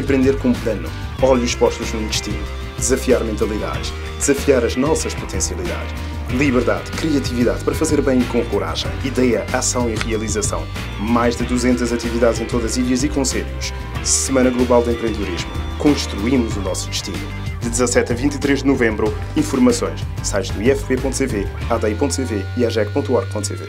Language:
Portuguese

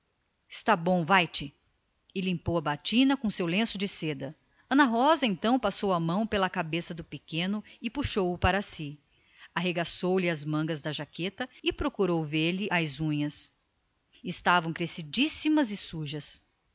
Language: Portuguese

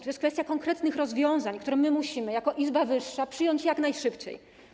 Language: Polish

